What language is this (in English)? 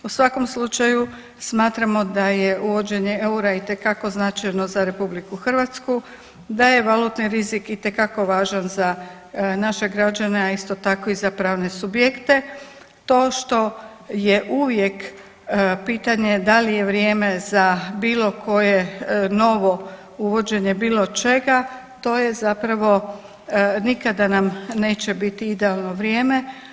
Croatian